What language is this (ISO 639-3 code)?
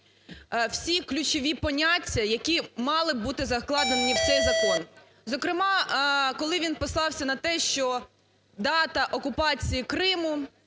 ukr